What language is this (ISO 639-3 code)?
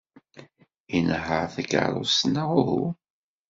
kab